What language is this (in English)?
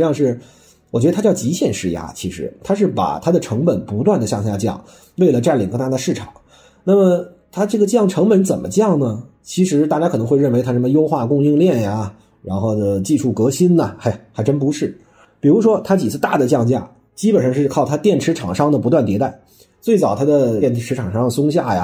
Chinese